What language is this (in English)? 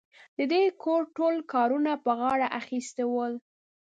Pashto